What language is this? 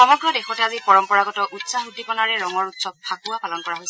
Assamese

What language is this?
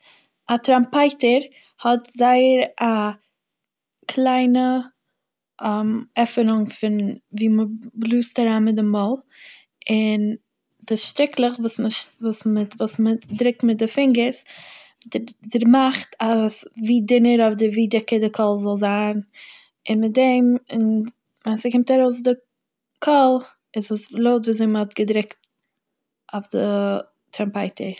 Yiddish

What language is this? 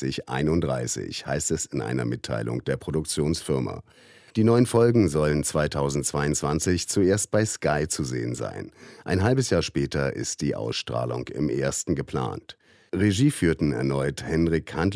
German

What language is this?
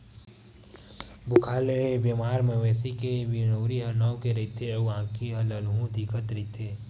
Chhattisgarhi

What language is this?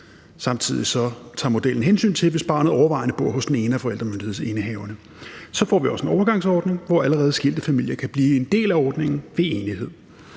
Danish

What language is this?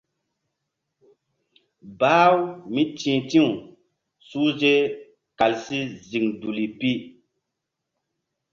Mbum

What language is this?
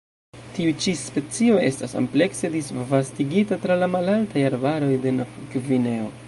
Esperanto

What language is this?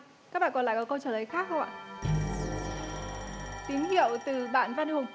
Vietnamese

